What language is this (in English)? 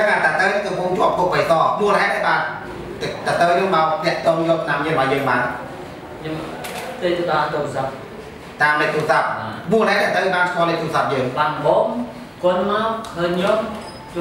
Vietnamese